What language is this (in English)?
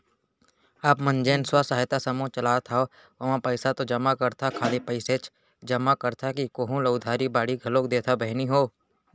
Chhattisgarhi